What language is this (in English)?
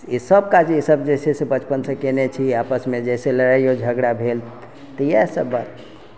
Maithili